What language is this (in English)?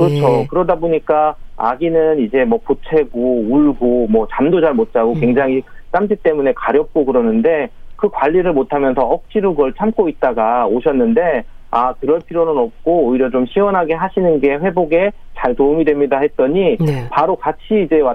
Korean